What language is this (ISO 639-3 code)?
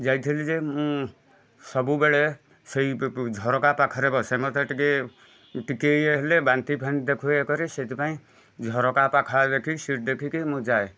ori